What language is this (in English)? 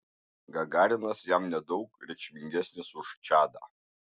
Lithuanian